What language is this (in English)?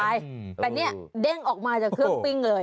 Thai